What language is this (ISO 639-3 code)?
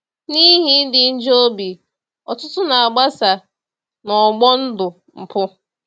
ibo